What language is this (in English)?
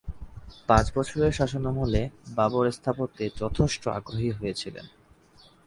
Bangla